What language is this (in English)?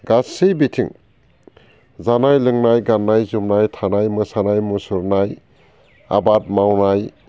Bodo